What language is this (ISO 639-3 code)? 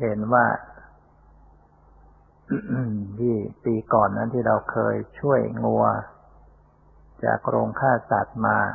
tha